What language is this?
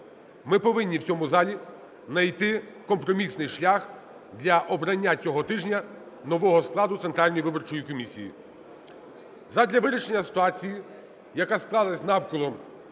Ukrainian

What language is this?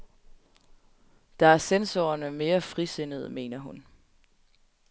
Danish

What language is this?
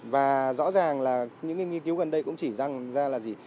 Vietnamese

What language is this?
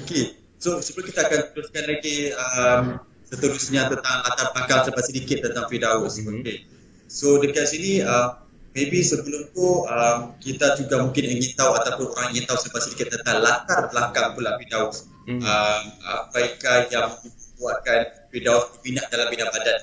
Malay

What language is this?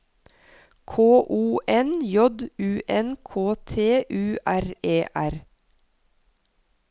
Norwegian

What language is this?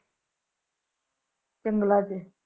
Punjabi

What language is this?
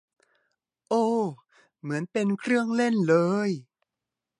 Thai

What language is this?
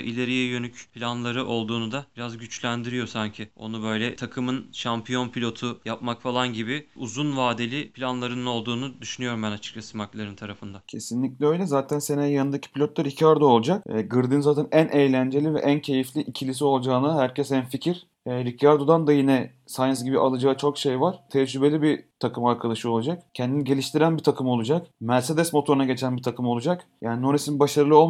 Turkish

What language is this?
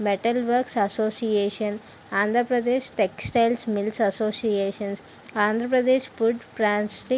Telugu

